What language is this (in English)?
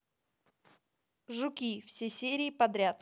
Russian